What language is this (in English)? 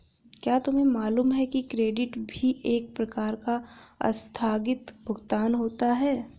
Hindi